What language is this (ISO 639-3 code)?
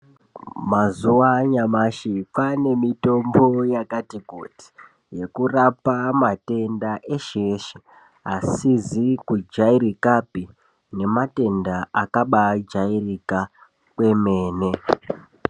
ndc